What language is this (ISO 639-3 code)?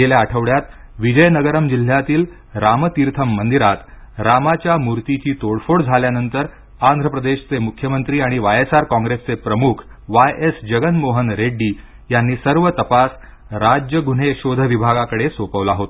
mar